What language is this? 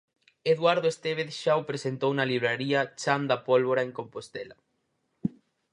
Galician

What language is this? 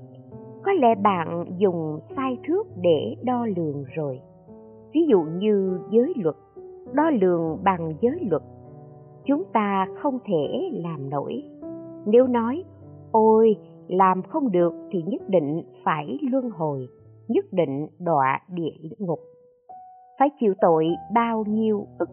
Vietnamese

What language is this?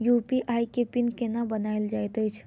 Maithili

